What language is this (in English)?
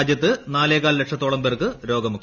Malayalam